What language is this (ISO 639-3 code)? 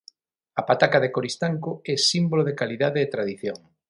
glg